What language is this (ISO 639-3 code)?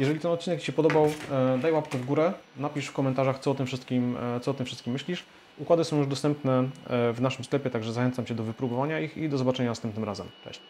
pol